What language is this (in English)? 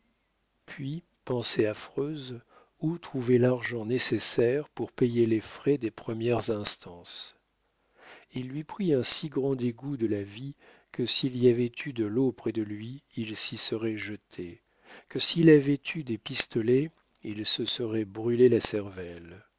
French